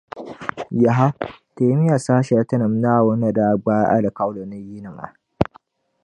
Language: Dagbani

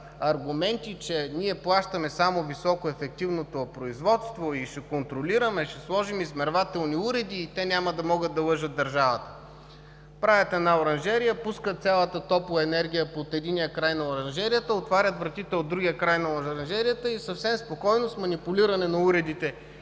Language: Bulgarian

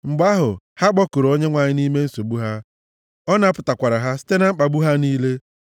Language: Igbo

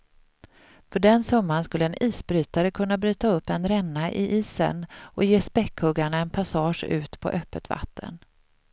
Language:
Swedish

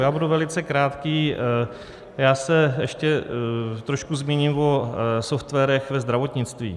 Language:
Czech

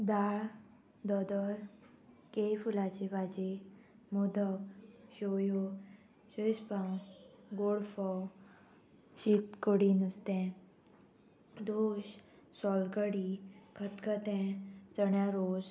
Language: Konkani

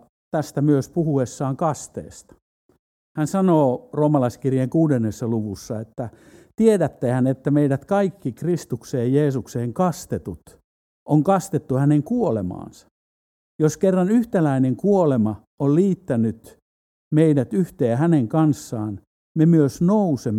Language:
Finnish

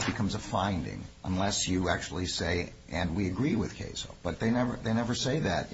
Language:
English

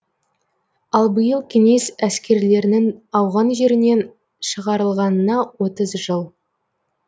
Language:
Kazakh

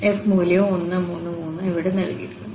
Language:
Malayalam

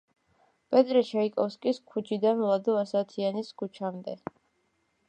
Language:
Georgian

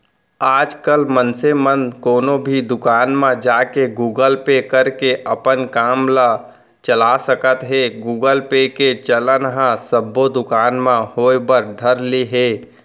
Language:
Chhattisgarhi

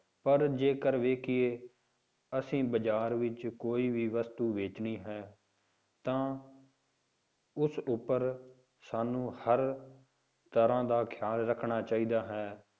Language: Punjabi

